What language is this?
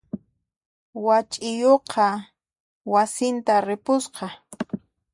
Puno Quechua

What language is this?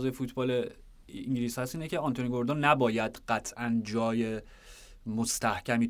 Persian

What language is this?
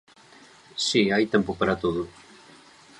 Galician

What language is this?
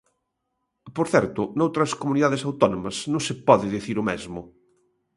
Galician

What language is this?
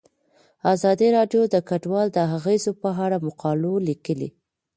Pashto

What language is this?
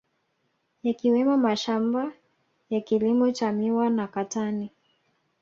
Swahili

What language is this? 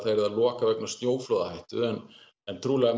Icelandic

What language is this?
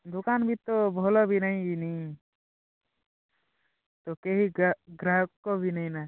Odia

